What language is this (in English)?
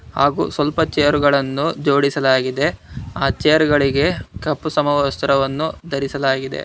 Kannada